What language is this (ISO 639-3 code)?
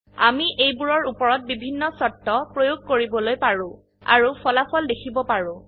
asm